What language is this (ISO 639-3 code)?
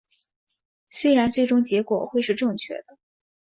zho